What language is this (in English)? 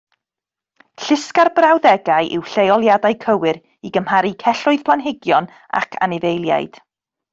Welsh